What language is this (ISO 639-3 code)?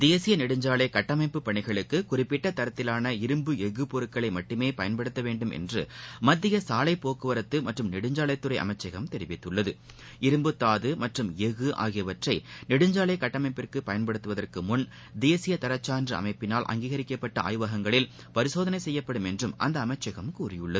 tam